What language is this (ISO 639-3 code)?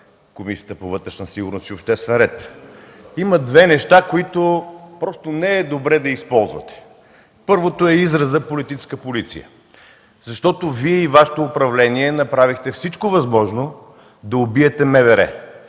bul